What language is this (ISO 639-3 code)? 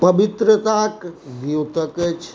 mai